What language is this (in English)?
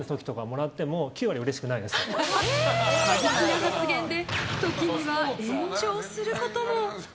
Japanese